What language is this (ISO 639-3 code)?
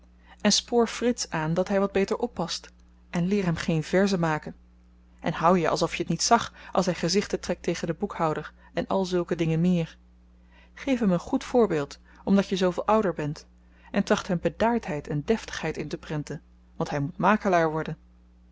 nld